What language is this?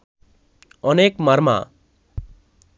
Bangla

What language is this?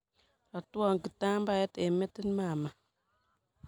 Kalenjin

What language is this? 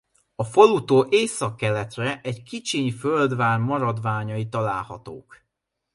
Hungarian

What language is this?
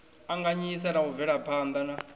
Venda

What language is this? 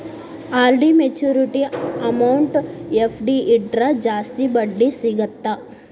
Kannada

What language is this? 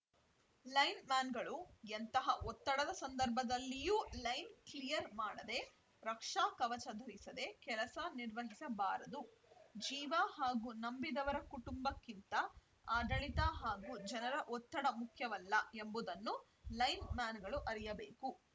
Kannada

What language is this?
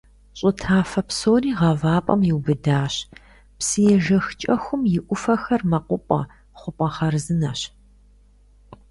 Kabardian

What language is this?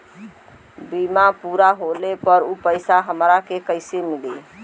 Bhojpuri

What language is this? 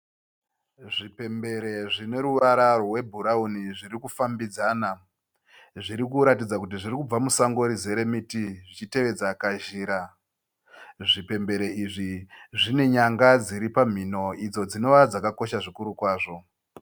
Shona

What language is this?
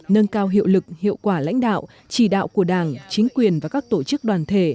Vietnamese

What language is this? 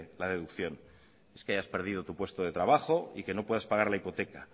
Spanish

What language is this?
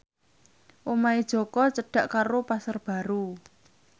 Javanese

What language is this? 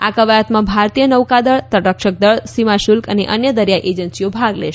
Gujarati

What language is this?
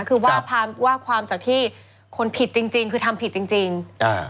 Thai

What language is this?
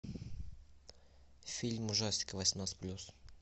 Russian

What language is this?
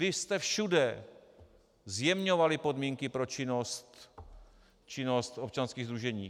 Czech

